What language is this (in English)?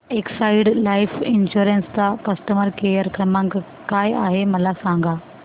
Marathi